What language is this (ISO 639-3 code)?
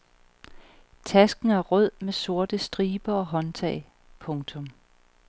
dan